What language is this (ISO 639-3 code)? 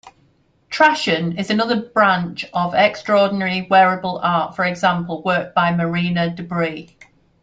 eng